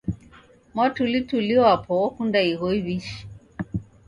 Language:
Taita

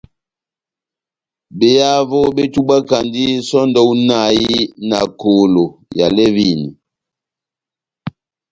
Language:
Batanga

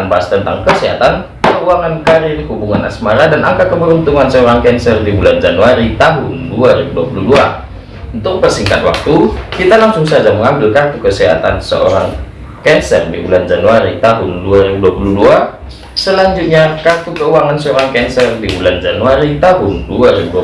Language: Indonesian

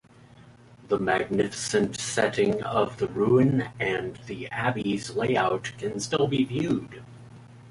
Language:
English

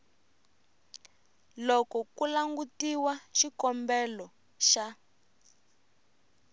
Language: Tsonga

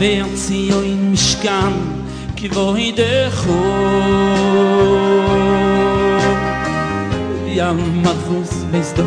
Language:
Arabic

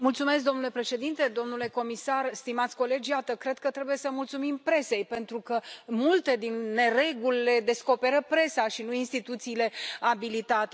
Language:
Romanian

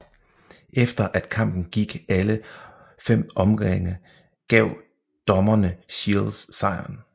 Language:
Danish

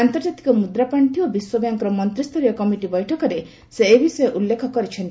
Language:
Odia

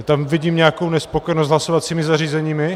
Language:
Czech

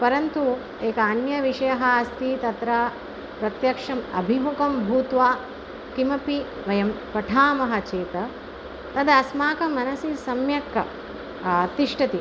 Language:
Sanskrit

